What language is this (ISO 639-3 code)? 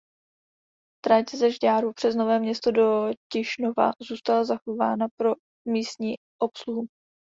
ces